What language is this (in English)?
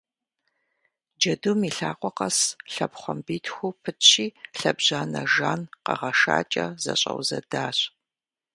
Kabardian